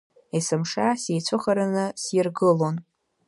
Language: Abkhazian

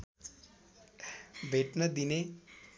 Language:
Nepali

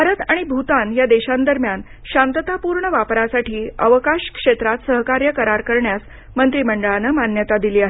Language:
Marathi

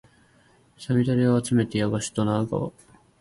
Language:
Japanese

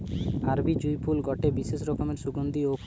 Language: Bangla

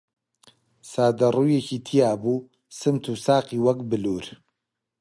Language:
Central Kurdish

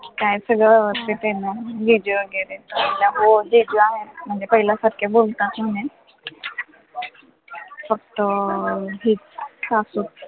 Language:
Marathi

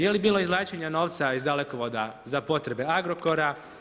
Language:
Croatian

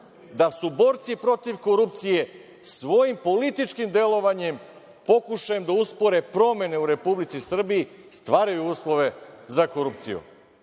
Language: Serbian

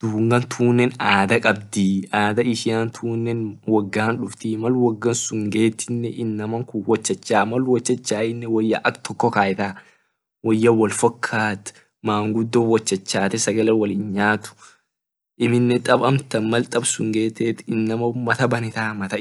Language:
Orma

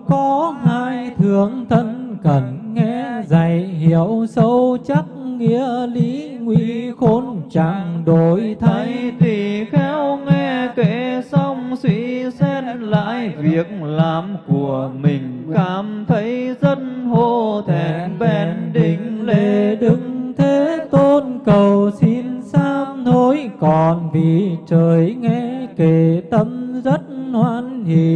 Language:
Vietnamese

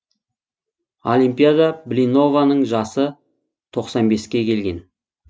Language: Kazakh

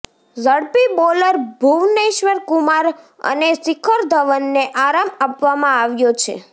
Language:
Gujarati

